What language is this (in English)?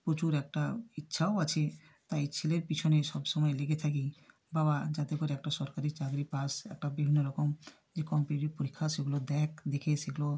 Bangla